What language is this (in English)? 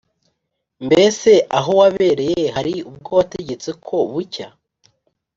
Kinyarwanda